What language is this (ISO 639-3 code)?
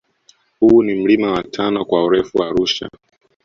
swa